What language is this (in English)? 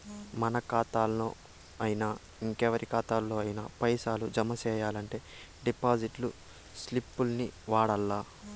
Telugu